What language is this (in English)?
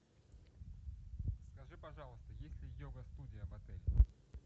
Russian